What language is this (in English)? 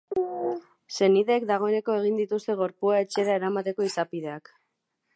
Basque